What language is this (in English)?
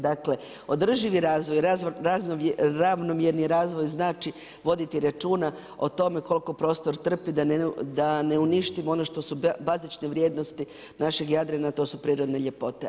Croatian